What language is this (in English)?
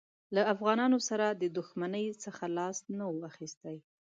Pashto